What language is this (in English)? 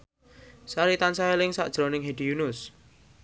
Javanese